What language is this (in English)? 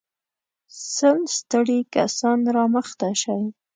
Pashto